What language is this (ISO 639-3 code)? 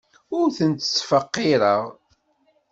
kab